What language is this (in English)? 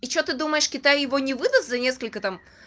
Russian